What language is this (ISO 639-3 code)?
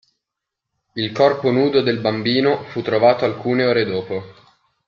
ita